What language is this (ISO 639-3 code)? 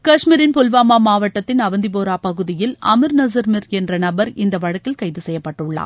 tam